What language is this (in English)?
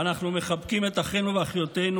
Hebrew